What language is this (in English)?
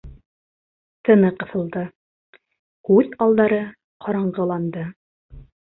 Bashkir